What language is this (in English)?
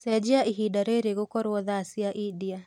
Kikuyu